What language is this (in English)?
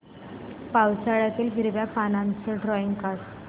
Marathi